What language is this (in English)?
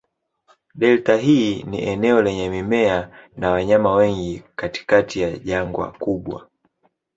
Swahili